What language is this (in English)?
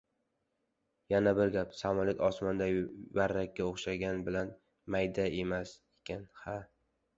Uzbek